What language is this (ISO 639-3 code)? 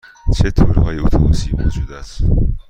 fas